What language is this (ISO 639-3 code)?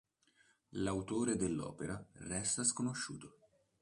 ita